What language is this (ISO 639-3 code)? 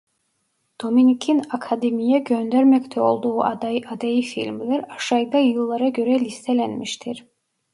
tur